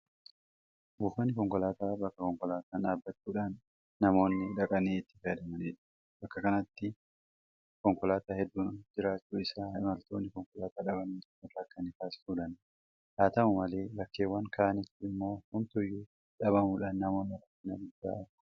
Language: Oromo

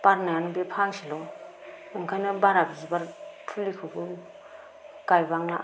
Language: Bodo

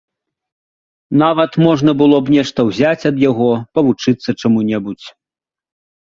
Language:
Belarusian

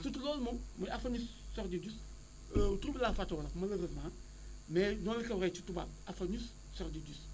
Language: Wolof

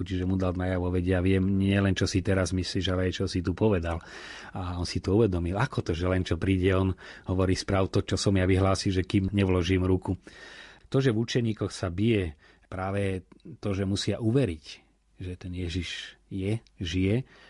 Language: Slovak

